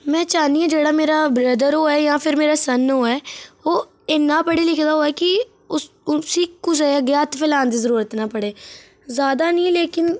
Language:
Dogri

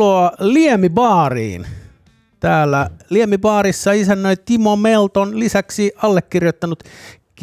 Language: Finnish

